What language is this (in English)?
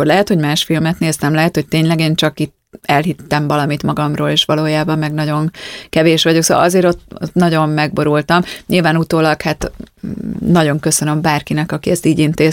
Hungarian